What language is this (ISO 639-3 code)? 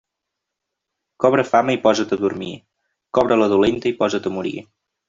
cat